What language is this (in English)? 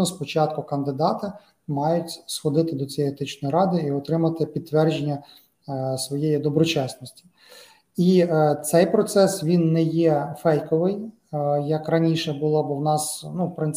Ukrainian